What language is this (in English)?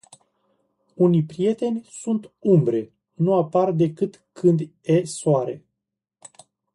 Romanian